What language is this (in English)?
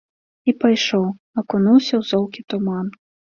Belarusian